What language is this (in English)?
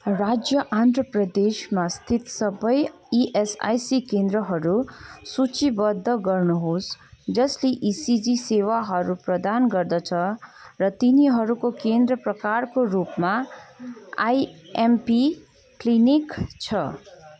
Nepali